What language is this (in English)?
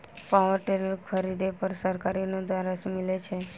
Maithili